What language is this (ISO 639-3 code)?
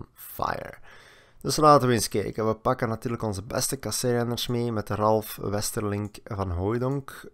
nld